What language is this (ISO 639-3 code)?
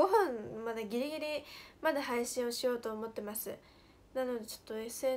jpn